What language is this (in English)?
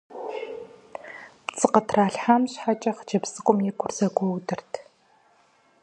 Kabardian